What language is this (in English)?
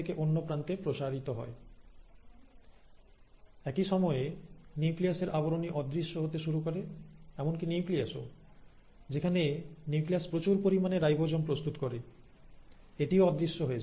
Bangla